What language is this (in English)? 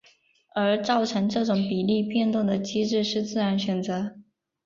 Chinese